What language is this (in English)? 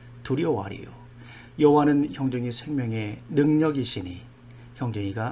Korean